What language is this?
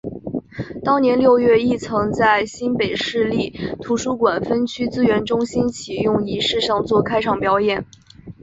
Chinese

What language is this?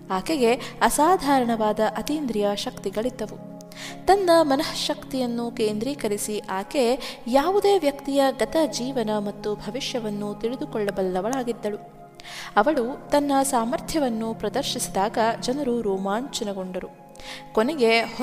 Kannada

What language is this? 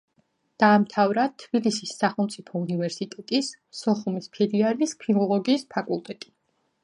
Georgian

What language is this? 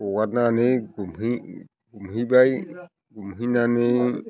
Bodo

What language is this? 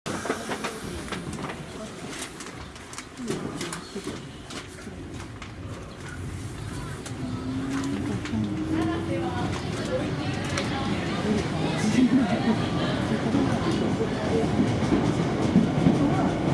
Japanese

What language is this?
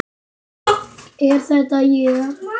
Icelandic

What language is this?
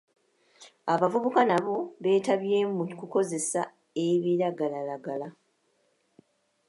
Ganda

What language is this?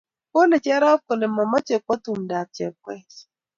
Kalenjin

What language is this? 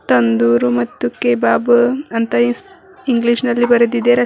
Kannada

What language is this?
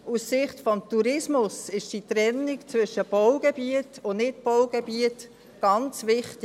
Swiss German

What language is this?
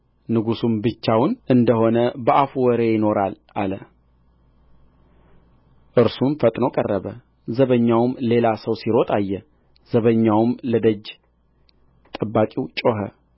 Amharic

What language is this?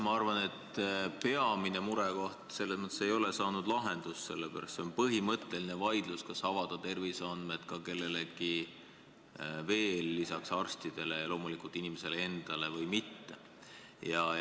Estonian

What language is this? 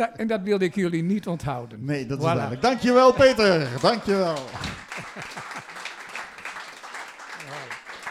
Dutch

